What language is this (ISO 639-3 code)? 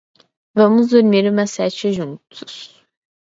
por